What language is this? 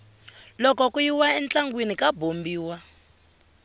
Tsonga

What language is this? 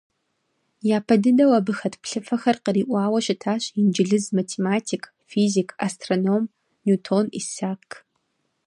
Kabardian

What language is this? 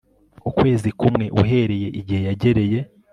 Kinyarwanda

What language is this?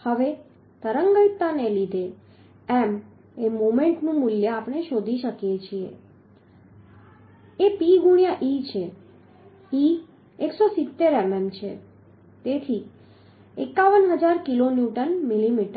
Gujarati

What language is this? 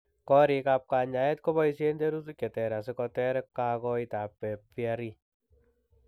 Kalenjin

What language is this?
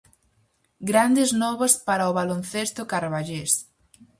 Galician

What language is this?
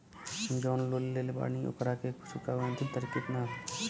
Bhojpuri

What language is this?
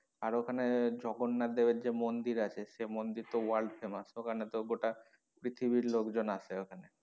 Bangla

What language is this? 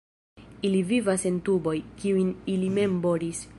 Esperanto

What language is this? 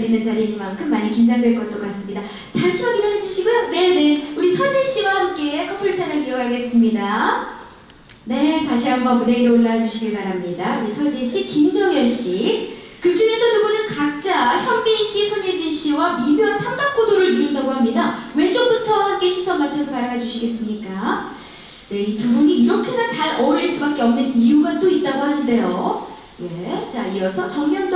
Korean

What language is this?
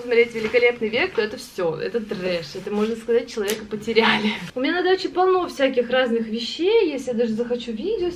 Russian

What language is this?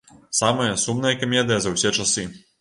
Belarusian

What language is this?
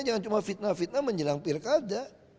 Indonesian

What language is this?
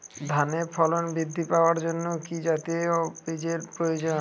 Bangla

